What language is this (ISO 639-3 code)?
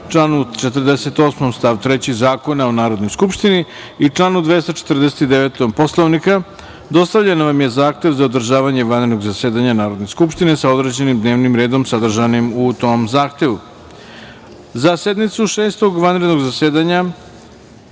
srp